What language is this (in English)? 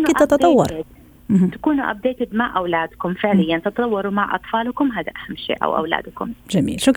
Arabic